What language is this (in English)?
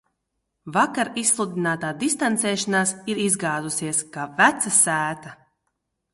Latvian